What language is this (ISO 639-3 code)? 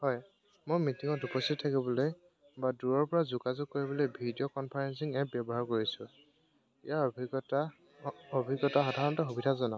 asm